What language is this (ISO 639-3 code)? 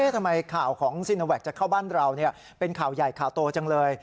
tha